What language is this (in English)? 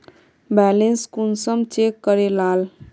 Magahi